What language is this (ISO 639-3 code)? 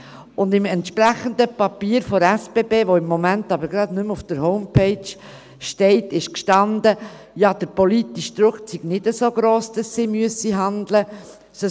gsw